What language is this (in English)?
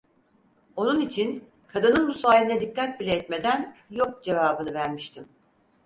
Turkish